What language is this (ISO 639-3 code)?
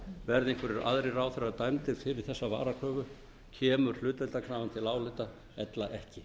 isl